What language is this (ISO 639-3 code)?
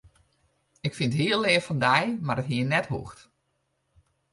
fry